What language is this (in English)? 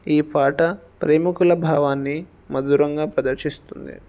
Telugu